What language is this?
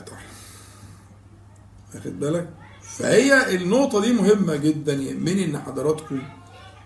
Arabic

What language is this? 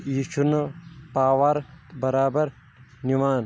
Kashmiri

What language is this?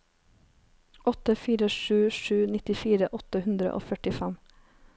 Norwegian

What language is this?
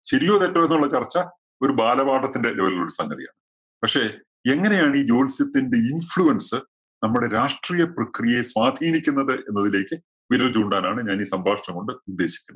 Malayalam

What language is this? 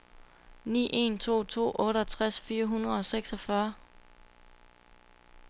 Danish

